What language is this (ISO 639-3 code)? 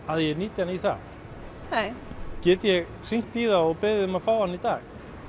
isl